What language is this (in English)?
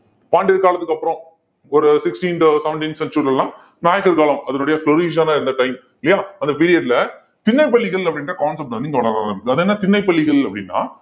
Tamil